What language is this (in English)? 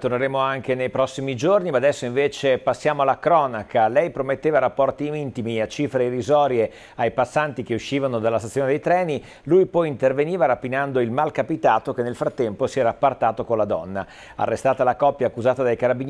Italian